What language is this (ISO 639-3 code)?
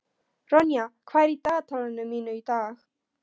isl